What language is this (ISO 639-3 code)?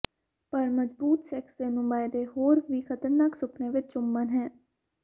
pan